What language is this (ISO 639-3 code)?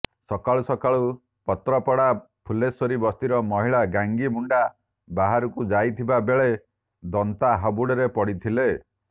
ori